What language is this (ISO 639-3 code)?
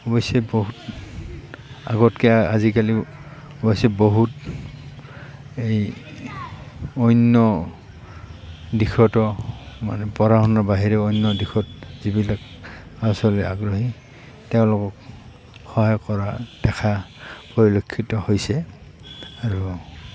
asm